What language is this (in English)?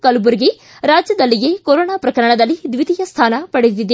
Kannada